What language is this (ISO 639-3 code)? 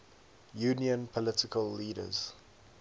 eng